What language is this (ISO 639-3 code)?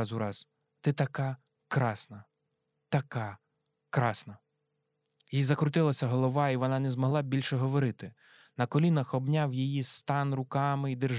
ukr